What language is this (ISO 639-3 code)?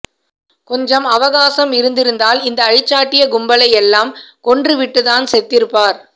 tam